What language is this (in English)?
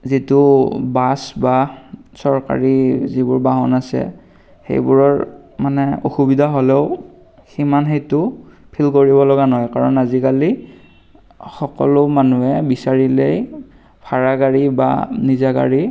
Assamese